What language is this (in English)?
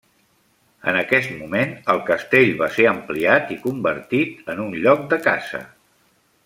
Catalan